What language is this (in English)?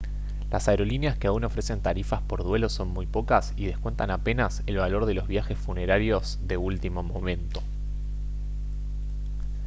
Spanish